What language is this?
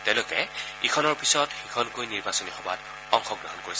Assamese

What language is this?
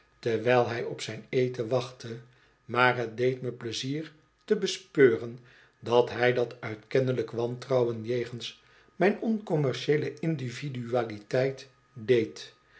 Dutch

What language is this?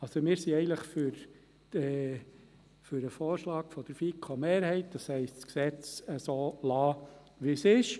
Swiss German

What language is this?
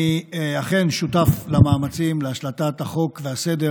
Hebrew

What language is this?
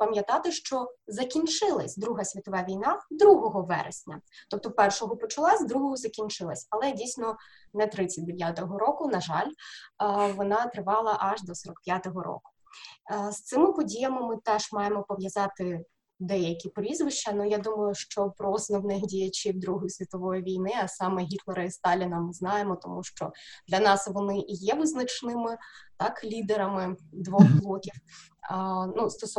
Ukrainian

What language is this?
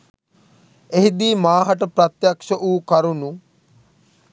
Sinhala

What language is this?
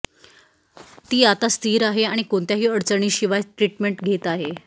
Marathi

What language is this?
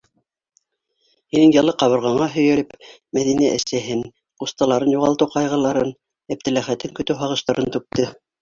Bashkir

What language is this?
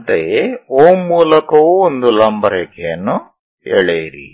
Kannada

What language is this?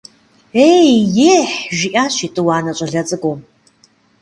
Kabardian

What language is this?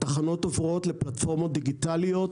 Hebrew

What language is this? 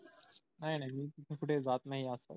Marathi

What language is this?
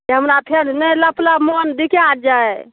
Maithili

